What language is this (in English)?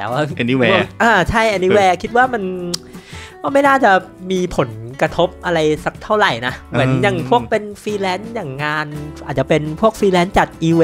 Thai